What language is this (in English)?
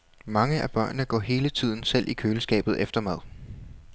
Danish